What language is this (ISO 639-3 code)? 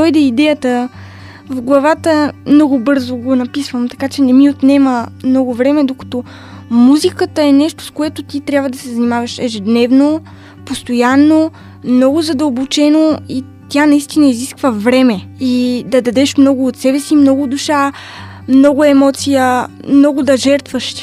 bul